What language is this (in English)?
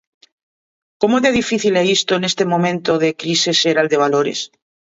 Galician